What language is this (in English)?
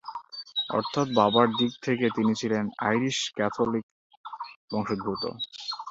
Bangla